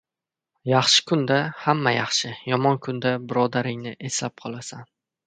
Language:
Uzbek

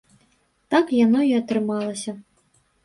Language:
Belarusian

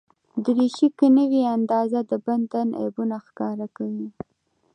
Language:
Pashto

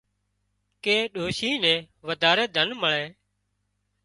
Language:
Wadiyara Koli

